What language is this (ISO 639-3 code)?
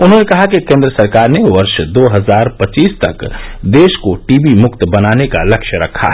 hin